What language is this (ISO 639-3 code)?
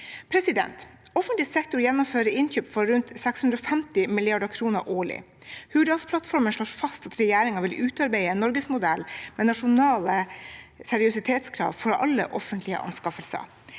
nor